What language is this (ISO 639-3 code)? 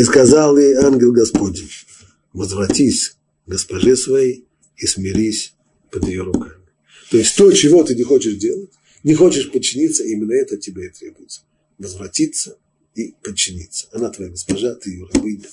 rus